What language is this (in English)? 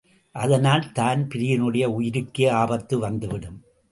Tamil